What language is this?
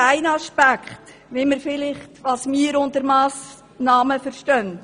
Swiss German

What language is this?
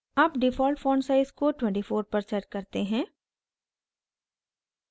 Hindi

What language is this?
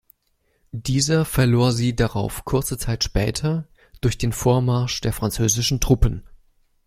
German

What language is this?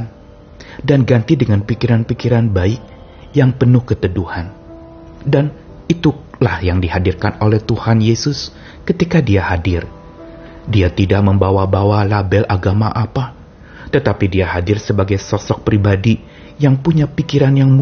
Indonesian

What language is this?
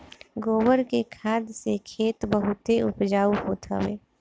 Bhojpuri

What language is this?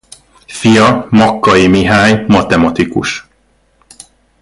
Hungarian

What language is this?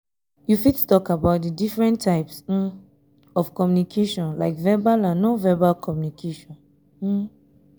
Nigerian Pidgin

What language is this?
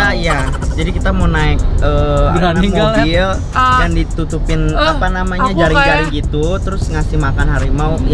Indonesian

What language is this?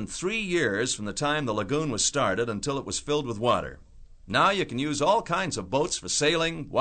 English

